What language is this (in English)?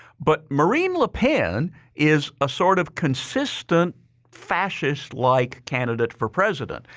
English